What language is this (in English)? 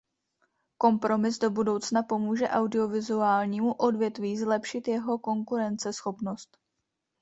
Czech